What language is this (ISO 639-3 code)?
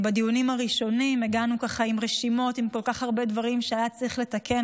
heb